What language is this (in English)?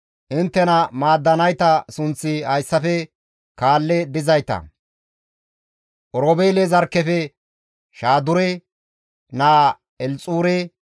Gamo